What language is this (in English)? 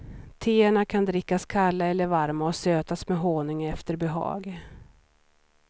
Swedish